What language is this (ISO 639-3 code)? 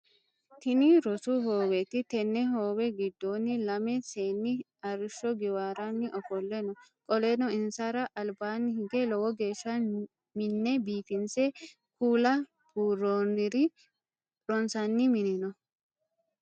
sid